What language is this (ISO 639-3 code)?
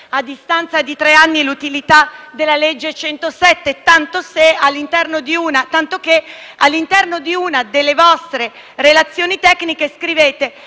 ita